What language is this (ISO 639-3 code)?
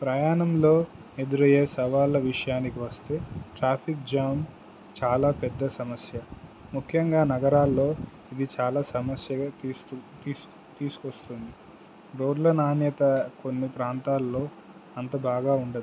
tel